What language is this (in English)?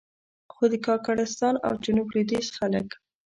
Pashto